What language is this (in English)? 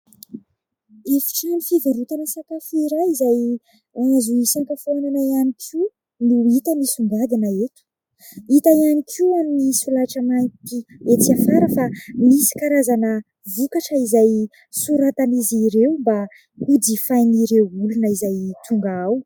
Malagasy